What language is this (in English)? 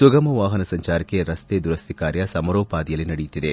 Kannada